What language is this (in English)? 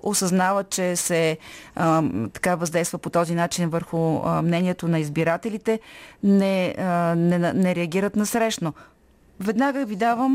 Bulgarian